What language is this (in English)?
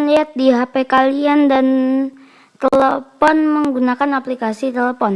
Indonesian